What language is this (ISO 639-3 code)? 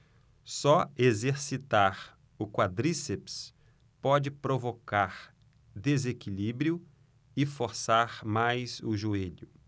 por